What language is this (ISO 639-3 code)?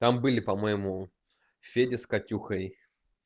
rus